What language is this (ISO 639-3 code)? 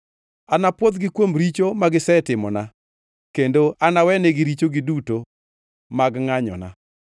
luo